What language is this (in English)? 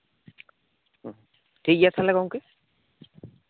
Santali